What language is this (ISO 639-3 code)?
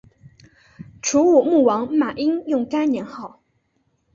zho